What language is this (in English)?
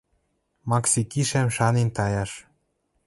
Western Mari